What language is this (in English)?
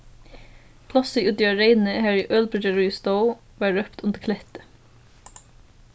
Faroese